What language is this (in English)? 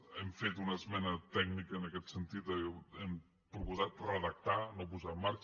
Catalan